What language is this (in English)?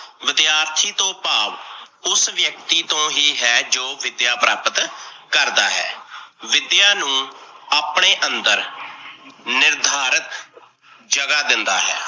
Punjabi